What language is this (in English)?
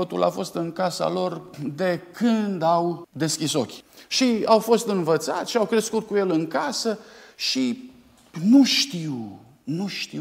Romanian